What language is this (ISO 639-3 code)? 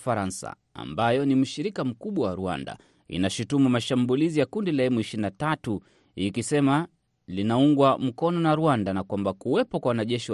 swa